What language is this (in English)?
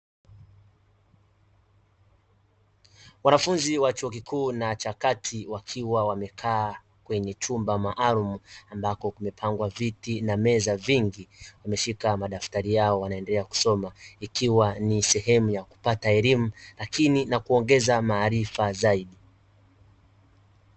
Swahili